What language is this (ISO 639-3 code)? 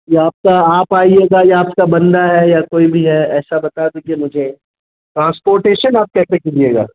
urd